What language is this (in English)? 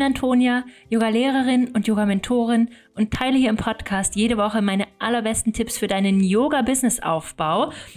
German